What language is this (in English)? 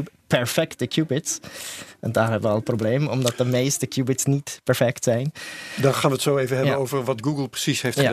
Dutch